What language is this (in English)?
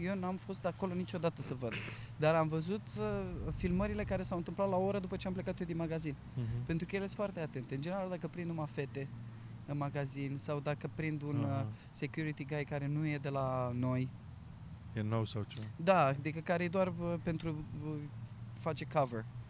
Romanian